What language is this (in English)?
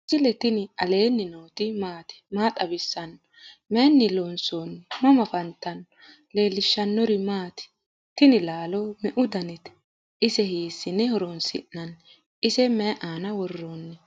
Sidamo